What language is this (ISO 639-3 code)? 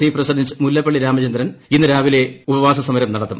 mal